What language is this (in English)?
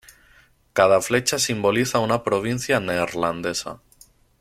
Spanish